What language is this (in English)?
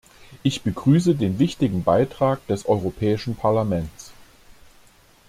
German